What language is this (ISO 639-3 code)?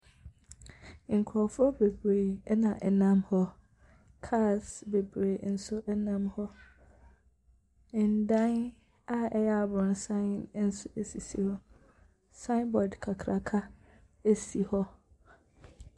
aka